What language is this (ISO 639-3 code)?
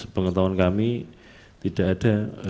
ind